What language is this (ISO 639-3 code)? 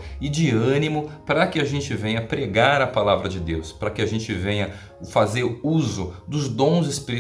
por